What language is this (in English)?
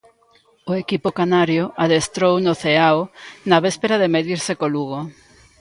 Galician